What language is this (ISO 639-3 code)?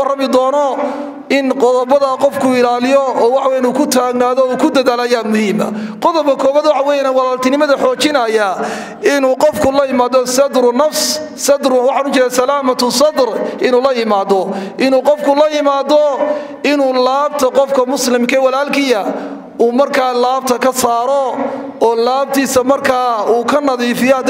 ara